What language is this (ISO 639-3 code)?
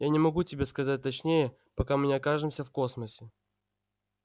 rus